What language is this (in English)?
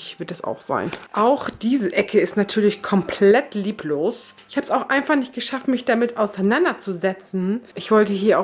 German